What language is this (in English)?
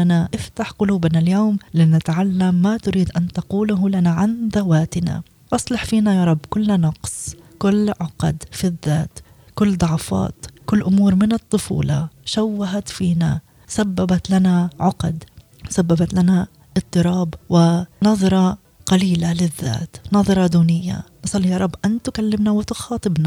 Arabic